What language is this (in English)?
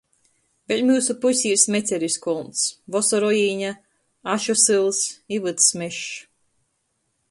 Latgalian